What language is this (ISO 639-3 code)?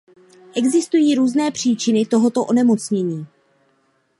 ces